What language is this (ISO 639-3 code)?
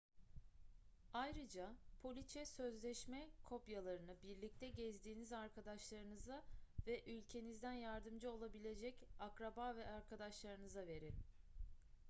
tur